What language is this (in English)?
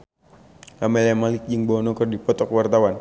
Sundanese